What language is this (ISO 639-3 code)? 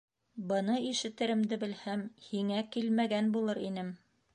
bak